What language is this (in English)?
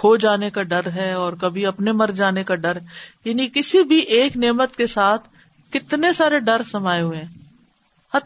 Urdu